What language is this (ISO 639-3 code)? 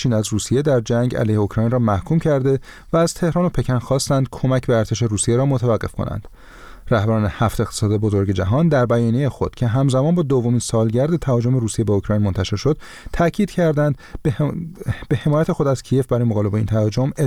fas